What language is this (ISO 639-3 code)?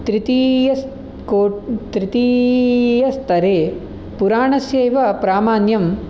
san